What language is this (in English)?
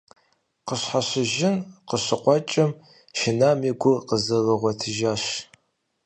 Kabardian